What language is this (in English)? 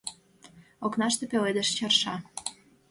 Mari